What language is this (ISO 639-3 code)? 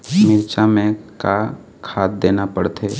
hne